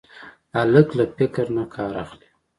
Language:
Pashto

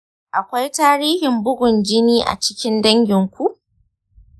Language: Hausa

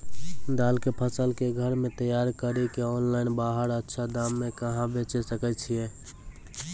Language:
Maithili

